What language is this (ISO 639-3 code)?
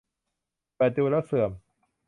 tha